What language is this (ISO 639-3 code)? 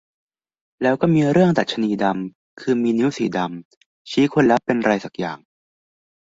tha